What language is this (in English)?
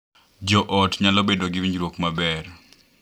Luo (Kenya and Tanzania)